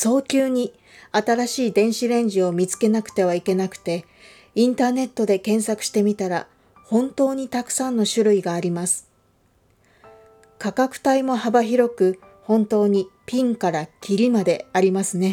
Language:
Japanese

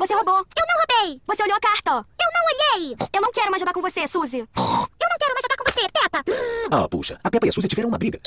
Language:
Portuguese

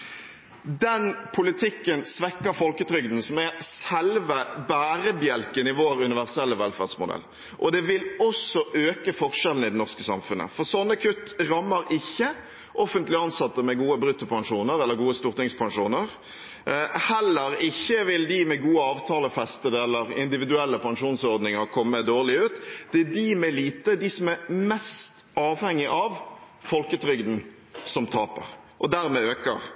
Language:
Norwegian Bokmål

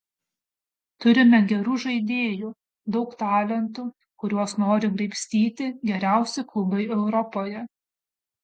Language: Lithuanian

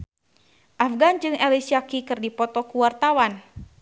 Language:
Sundanese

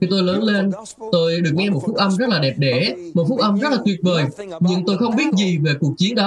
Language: Vietnamese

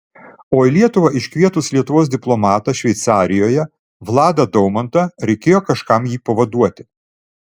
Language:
Lithuanian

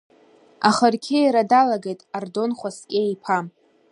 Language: Abkhazian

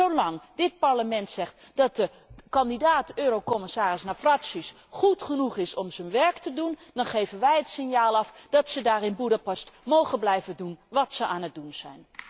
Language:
Dutch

